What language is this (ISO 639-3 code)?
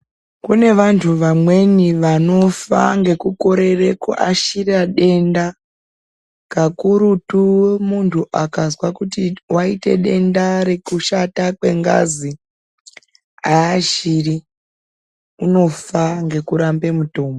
ndc